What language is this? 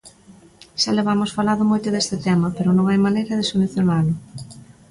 Galician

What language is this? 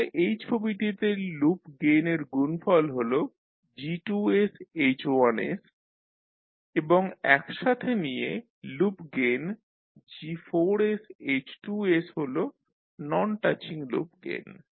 Bangla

